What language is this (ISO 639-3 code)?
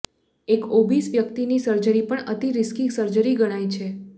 guj